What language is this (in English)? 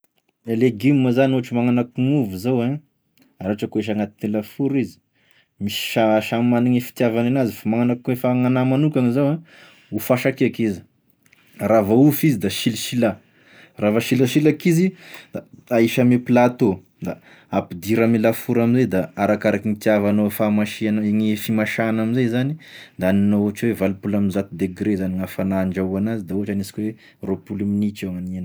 Tesaka Malagasy